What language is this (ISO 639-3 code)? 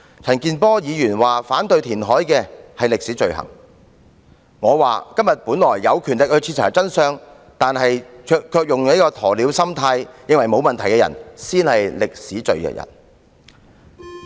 yue